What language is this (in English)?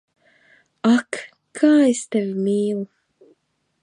Latvian